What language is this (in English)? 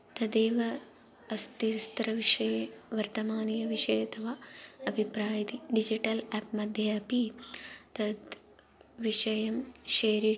Sanskrit